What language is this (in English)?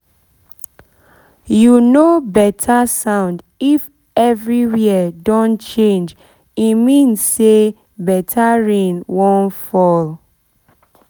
Nigerian Pidgin